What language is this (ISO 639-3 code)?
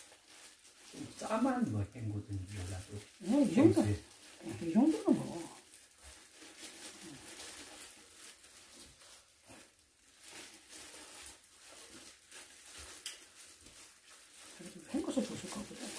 kor